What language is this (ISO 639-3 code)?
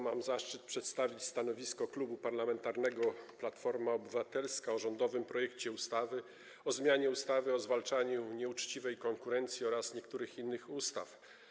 pol